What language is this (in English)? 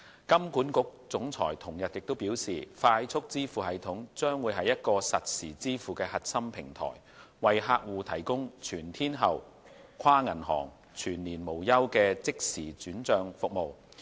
Cantonese